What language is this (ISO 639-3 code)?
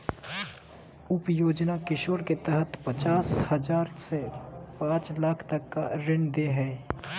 mag